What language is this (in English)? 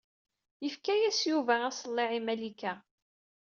Kabyle